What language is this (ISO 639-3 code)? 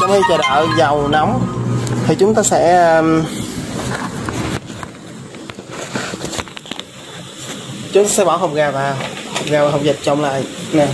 vie